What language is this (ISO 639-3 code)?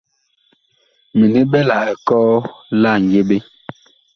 bkh